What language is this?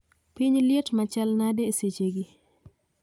Luo (Kenya and Tanzania)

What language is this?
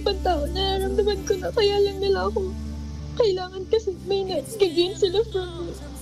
Filipino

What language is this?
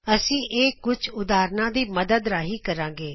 Punjabi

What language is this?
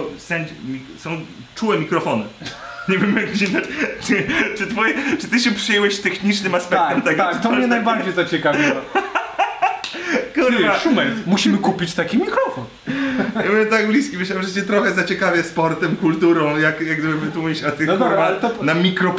Polish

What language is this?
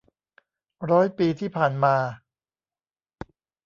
Thai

